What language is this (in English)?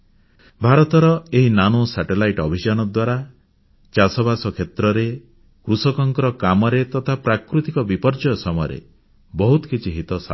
Odia